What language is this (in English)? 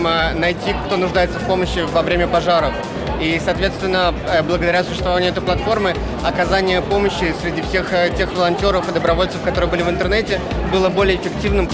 Russian